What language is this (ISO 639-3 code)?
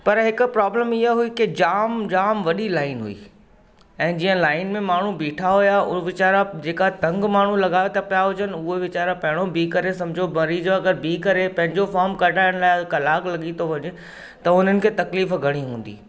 snd